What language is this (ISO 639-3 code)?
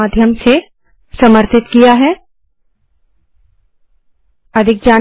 hin